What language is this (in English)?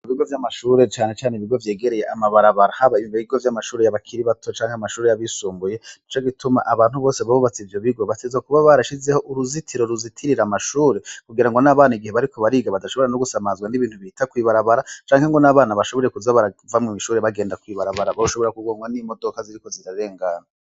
Rundi